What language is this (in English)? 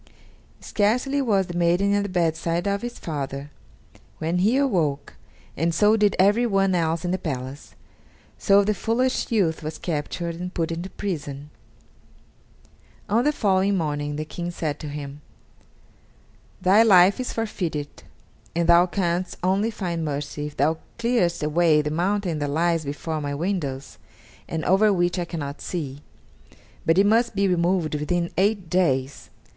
English